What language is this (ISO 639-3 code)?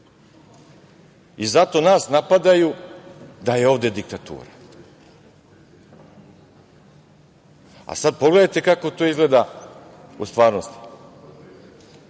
srp